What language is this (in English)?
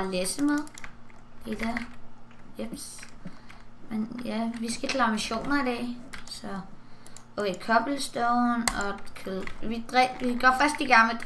Danish